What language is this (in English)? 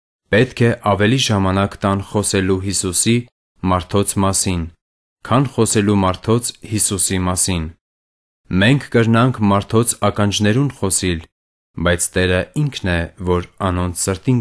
Romanian